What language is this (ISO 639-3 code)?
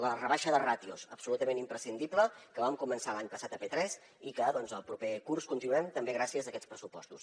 cat